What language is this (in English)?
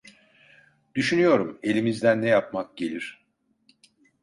Turkish